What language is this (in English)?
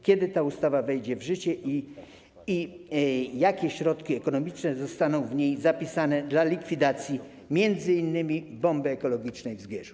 Polish